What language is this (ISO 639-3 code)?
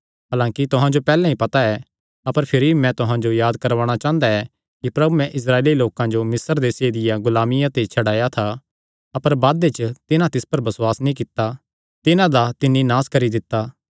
xnr